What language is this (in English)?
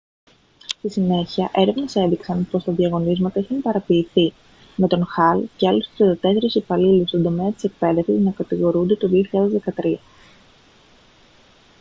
Greek